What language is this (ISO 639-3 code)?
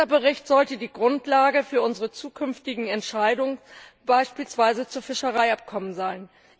deu